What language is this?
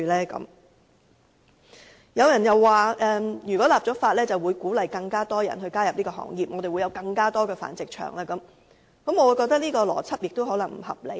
Cantonese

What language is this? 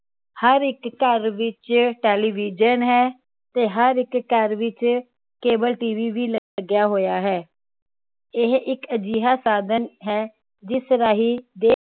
Punjabi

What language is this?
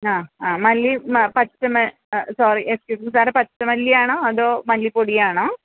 Malayalam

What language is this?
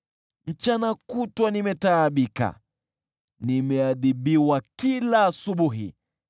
Swahili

